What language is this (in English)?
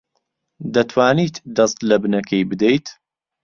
Central Kurdish